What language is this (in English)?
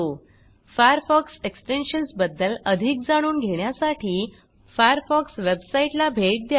Marathi